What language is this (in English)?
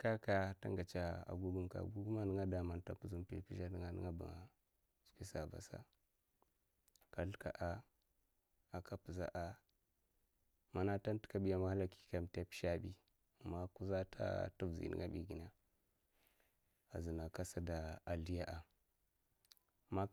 Mafa